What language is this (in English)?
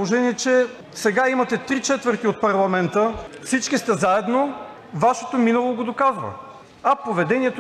Bulgarian